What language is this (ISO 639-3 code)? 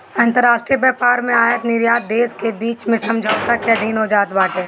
bho